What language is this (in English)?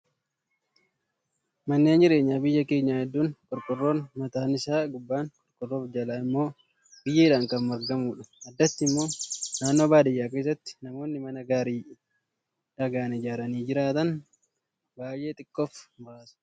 Oromo